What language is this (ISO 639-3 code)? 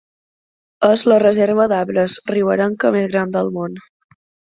cat